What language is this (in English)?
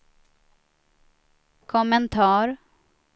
Swedish